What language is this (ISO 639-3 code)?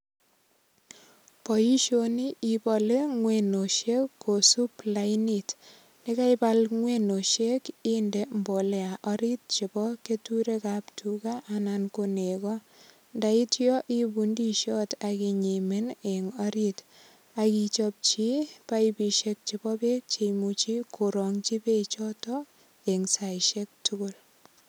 kln